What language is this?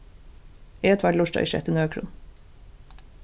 Faroese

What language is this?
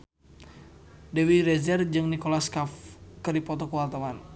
Sundanese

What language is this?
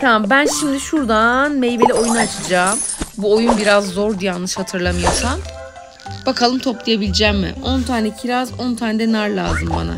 Turkish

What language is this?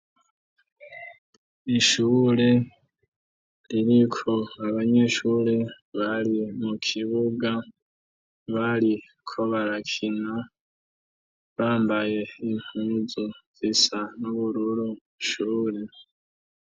Rundi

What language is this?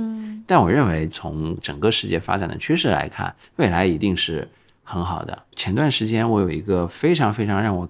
Chinese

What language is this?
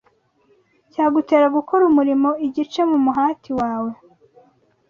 Kinyarwanda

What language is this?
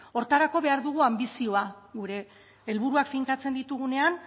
Basque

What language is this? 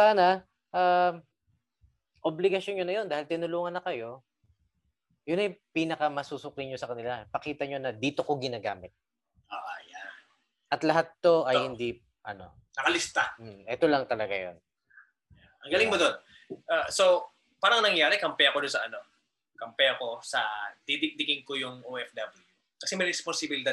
Filipino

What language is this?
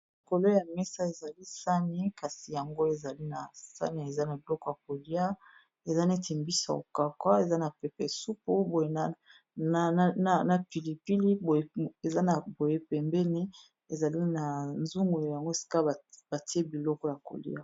Lingala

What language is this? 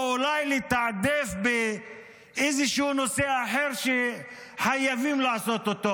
Hebrew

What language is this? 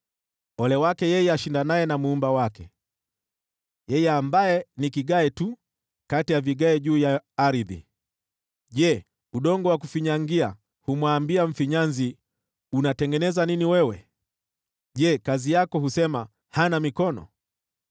Swahili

